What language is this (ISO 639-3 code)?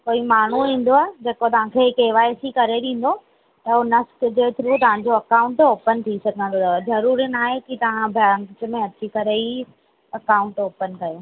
snd